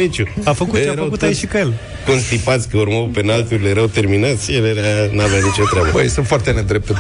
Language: Romanian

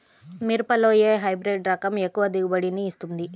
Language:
Telugu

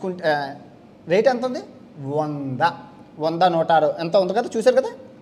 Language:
Indonesian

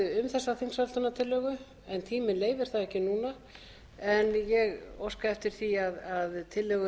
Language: Icelandic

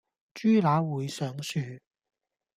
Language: Cantonese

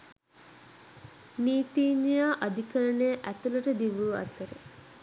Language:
Sinhala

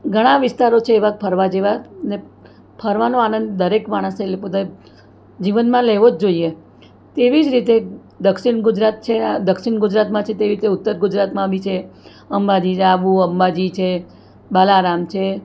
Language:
Gujarati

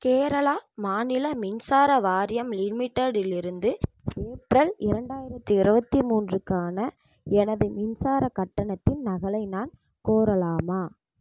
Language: Tamil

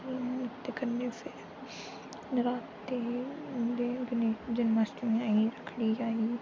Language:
Dogri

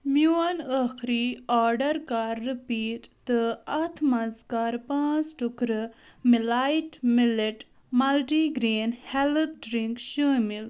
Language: Kashmiri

